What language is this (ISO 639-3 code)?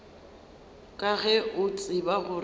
nso